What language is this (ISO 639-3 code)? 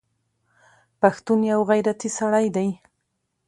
pus